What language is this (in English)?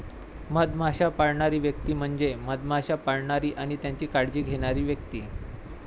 Marathi